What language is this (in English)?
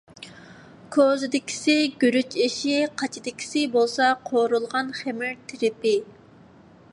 Uyghur